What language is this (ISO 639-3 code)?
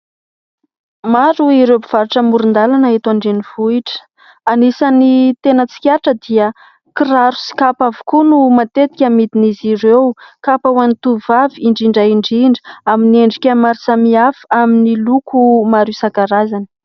mlg